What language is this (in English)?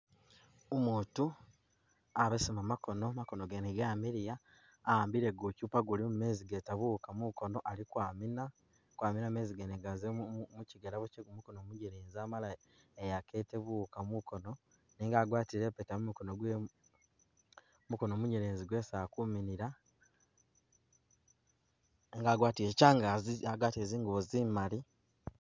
Masaaba